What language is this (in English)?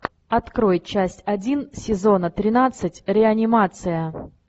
Russian